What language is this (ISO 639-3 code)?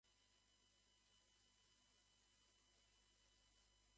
jpn